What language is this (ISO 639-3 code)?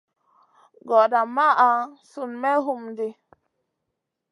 mcn